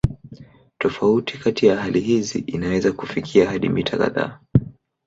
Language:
Swahili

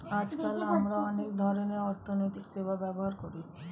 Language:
Bangla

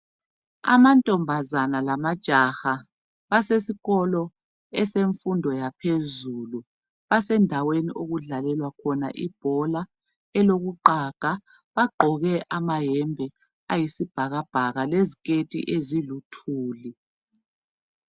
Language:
North Ndebele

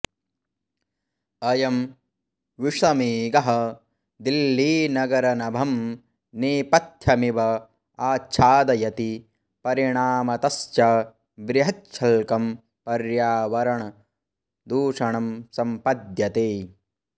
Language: Sanskrit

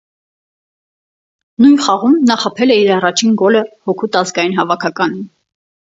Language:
Armenian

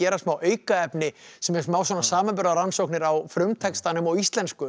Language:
Icelandic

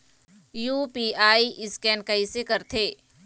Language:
Chhattisgarhi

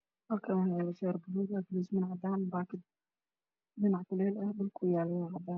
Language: Somali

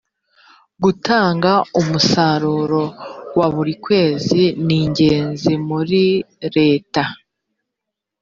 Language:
Kinyarwanda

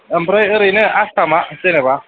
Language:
Bodo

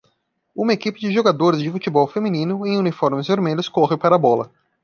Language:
Portuguese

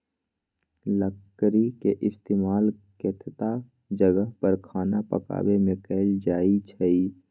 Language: Magahi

